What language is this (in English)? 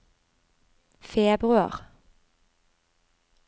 Norwegian